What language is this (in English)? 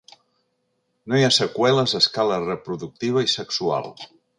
Catalan